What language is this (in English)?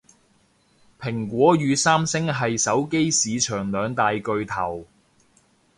Cantonese